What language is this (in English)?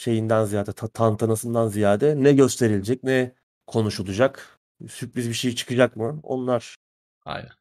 Turkish